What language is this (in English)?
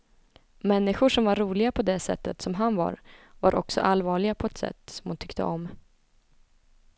Swedish